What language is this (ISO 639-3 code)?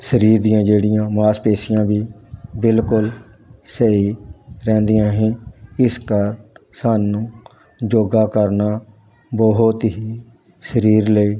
pan